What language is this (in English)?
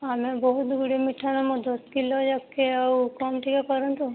Odia